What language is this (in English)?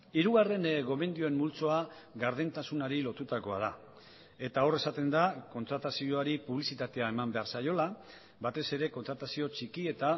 Basque